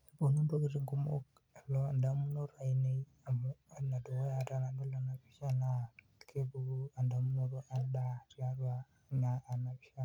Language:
Masai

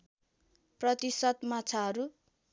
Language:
Nepali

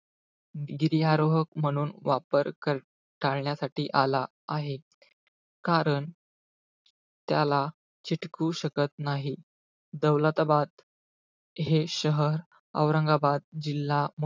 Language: Marathi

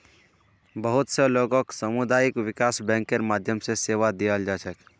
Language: Magahi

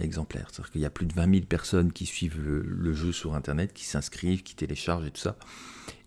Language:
French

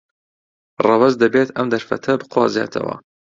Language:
Central Kurdish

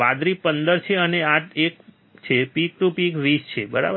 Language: Gujarati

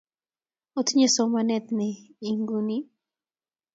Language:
Kalenjin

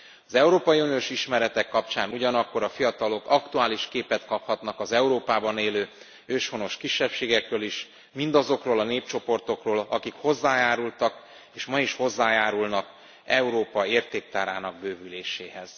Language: Hungarian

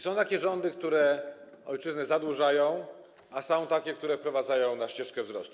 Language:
Polish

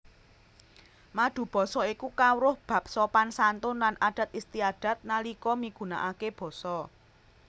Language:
Javanese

